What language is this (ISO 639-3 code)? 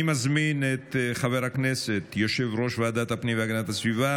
heb